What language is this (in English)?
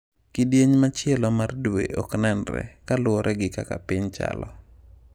Luo (Kenya and Tanzania)